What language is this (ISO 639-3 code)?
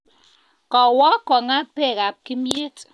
kln